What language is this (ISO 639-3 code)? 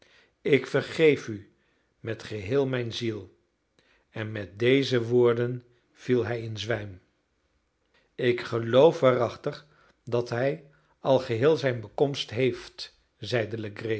nld